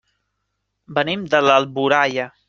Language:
Catalan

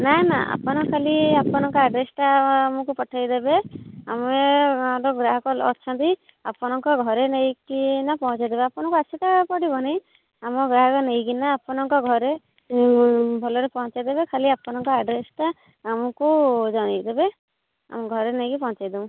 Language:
Odia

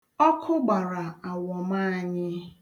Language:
Igbo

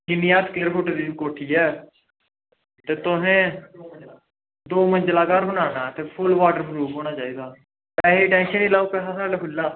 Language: Dogri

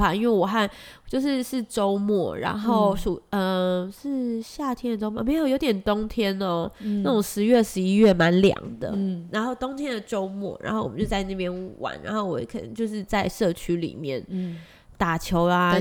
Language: Chinese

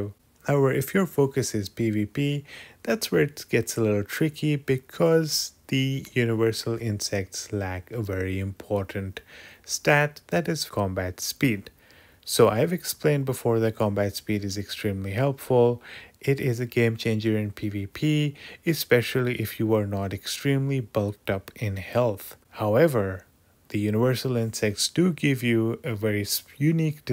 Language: English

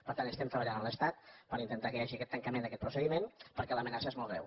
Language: Catalan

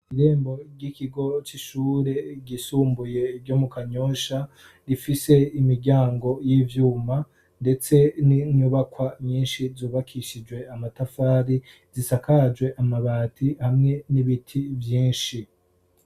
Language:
Rundi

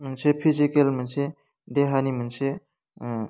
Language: Bodo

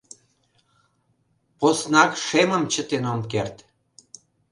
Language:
Mari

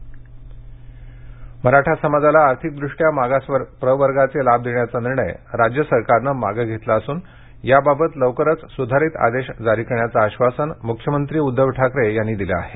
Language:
Marathi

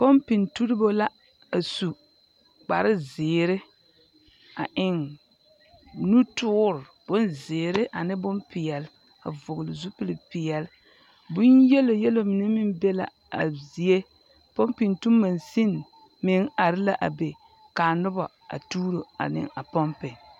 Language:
Southern Dagaare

